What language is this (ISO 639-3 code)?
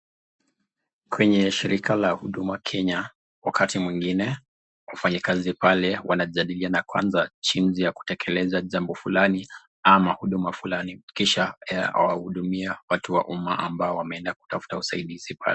swa